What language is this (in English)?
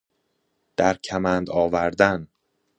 Persian